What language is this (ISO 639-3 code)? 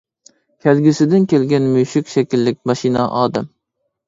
uig